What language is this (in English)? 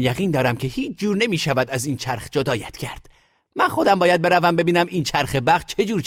Persian